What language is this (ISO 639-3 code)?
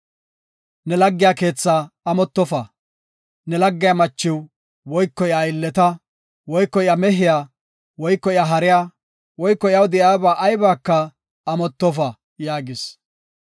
gof